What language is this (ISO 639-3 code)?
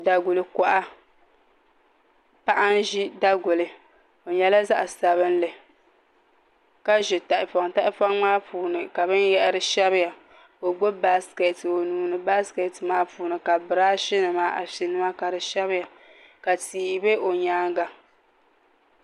dag